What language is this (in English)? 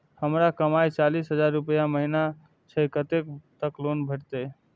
Maithili